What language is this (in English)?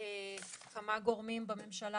Hebrew